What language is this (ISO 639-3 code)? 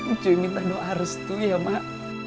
ind